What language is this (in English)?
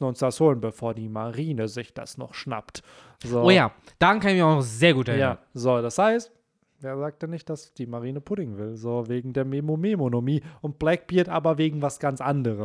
German